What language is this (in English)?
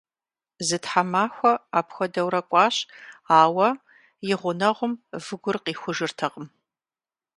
Kabardian